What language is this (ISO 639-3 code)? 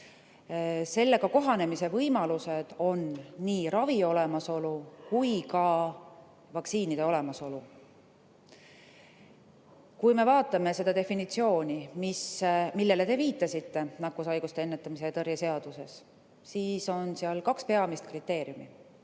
est